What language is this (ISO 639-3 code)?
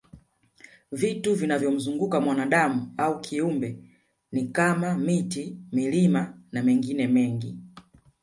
swa